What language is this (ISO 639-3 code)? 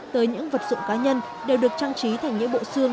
vie